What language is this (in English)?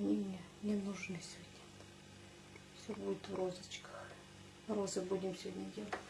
Russian